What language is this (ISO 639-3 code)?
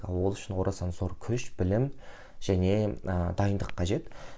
kaz